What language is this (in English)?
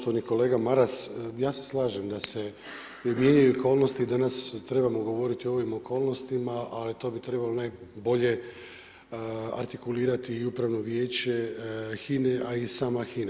Croatian